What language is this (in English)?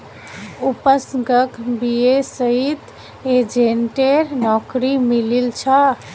Magahi